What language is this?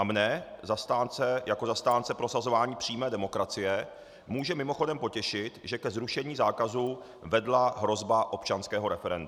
Czech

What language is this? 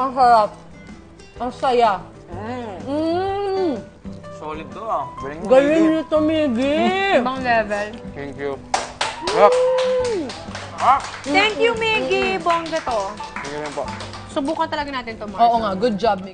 Filipino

